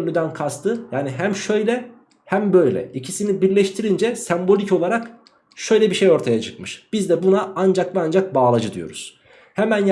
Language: Turkish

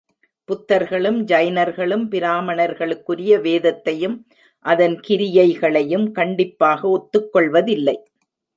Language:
Tamil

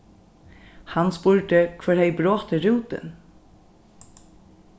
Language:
Faroese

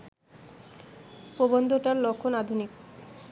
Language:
Bangla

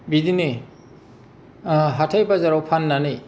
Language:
Bodo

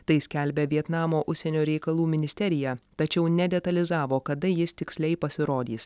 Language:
Lithuanian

